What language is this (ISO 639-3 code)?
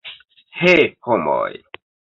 epo